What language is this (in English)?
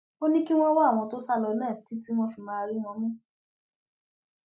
Yoruba